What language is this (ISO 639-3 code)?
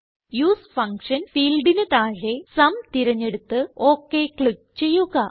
mal